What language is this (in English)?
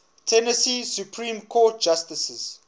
English